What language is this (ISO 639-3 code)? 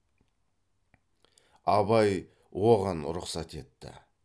kaz